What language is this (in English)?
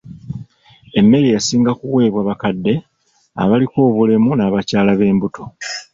Ganda